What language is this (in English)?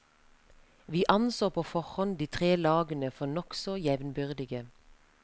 Norwegian